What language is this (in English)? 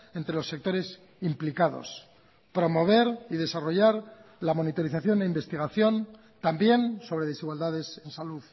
Spanish